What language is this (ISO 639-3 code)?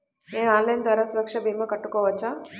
tel